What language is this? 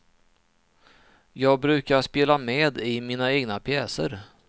Swedish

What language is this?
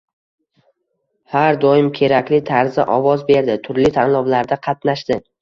Uzbek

